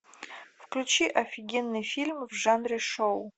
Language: Russian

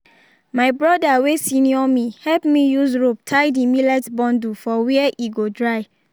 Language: Nigerian Pidgin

